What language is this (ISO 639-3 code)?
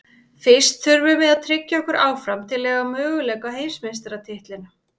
isl